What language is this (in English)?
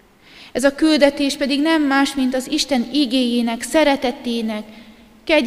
Hungarian